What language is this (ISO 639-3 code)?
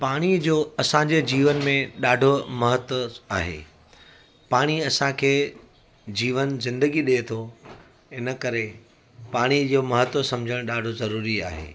snd